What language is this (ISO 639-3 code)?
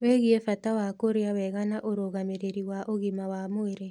kik